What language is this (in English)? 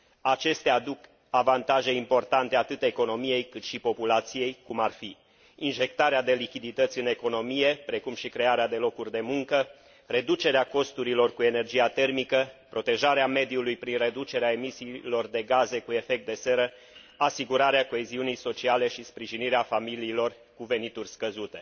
Romanian